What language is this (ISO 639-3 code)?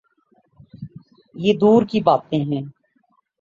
urd